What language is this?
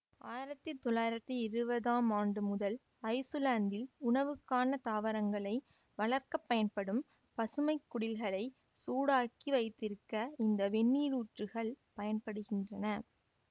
Tamil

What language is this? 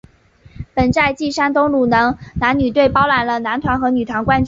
Chinese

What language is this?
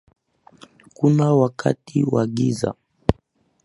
Swahili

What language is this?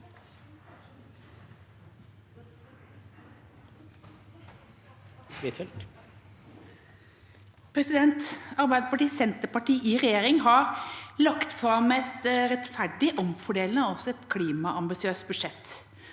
Norwegian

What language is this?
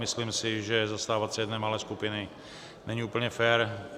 Czech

